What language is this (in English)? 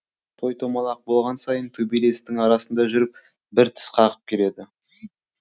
Kazakh